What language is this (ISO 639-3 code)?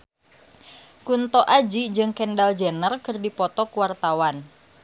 sun